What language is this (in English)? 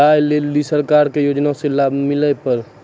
Maithili